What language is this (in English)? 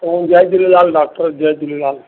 Sindhi